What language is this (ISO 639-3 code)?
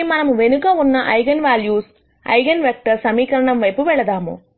tel